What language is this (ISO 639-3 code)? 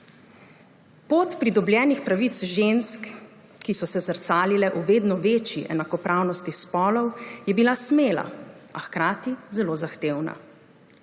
slv